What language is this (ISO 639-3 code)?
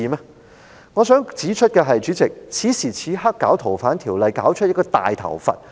yue